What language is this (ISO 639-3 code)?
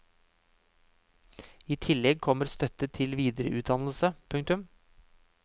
nor